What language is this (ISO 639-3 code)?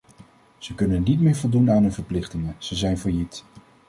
nld